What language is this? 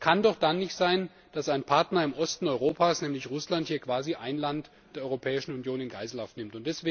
German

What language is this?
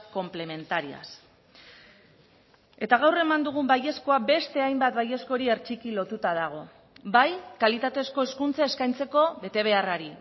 Basque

